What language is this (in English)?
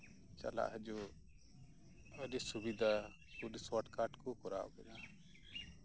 Santali